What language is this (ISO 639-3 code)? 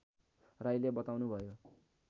nep